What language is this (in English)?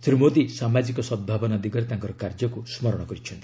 Odia